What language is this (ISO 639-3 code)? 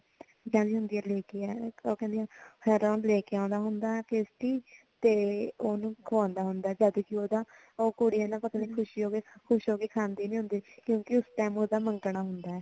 pan